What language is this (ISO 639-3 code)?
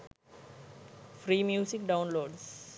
sin